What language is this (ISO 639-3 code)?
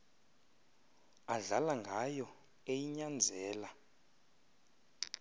xho